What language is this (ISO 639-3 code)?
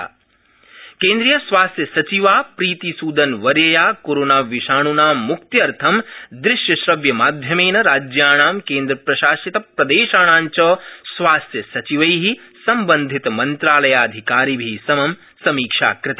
san